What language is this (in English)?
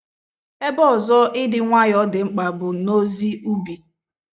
Igbo